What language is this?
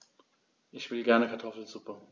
German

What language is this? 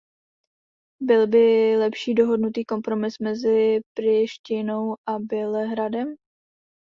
Czech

